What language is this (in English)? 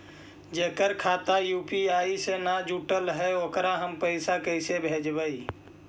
Magahi